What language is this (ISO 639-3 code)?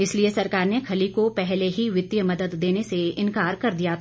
hin